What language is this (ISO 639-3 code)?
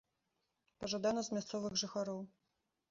bel